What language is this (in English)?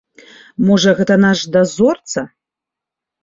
Belarusian